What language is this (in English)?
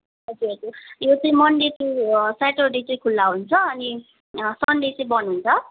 Nepali